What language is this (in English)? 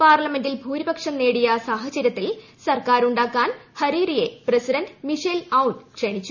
Malayalam